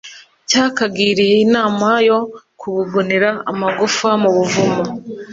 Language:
Kinyarwanda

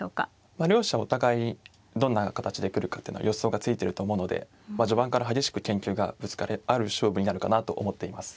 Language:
Japanese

